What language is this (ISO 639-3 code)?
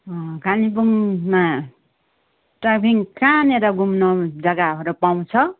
nep